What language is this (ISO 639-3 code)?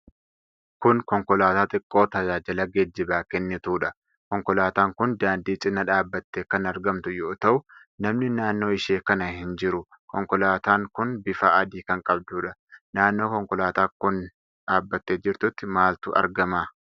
orm